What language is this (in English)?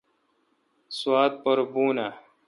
Kalkoti